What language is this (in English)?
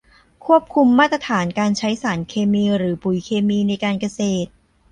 Thai